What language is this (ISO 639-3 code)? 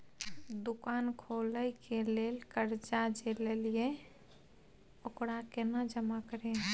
mai